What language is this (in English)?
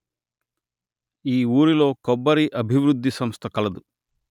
Telugu